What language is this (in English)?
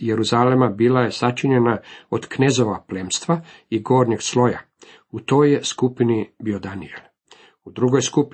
Croatian